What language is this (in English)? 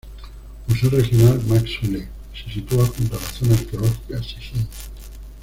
Spanish